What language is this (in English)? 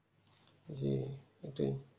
Bangla